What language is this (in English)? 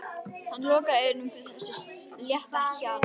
Icelandic